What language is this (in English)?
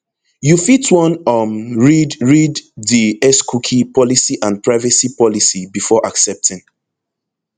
Nigerian Pidgin